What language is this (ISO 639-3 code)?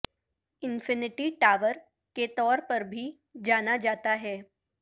urd